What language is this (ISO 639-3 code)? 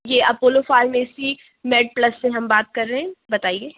urd